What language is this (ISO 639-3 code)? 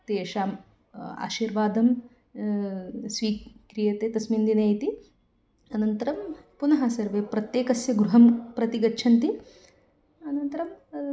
san